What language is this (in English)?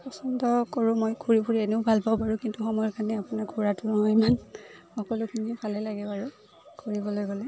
Assamese